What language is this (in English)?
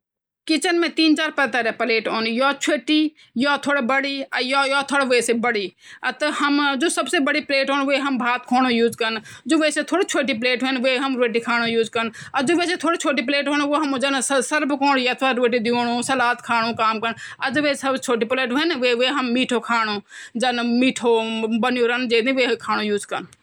Garhwali